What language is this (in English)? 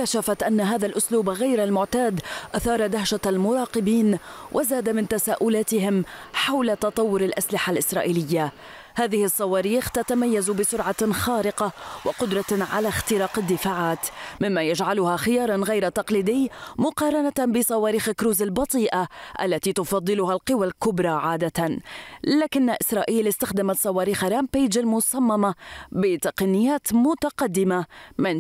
Arabic